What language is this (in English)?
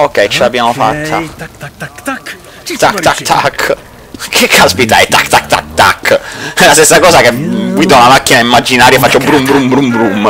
Italian